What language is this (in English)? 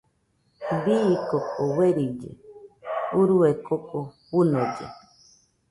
Nüpode Huitoto